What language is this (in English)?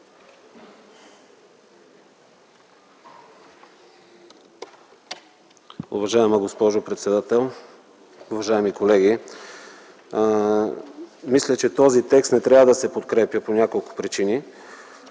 Bulgarian